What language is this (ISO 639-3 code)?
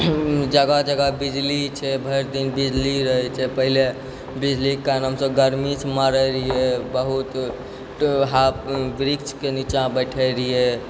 mai